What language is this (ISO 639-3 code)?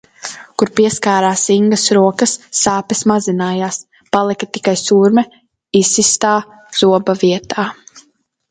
lav